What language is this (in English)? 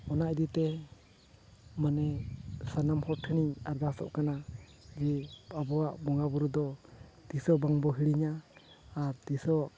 Santali